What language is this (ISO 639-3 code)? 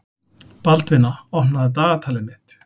isl